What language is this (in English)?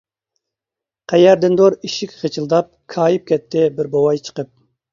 Uyghur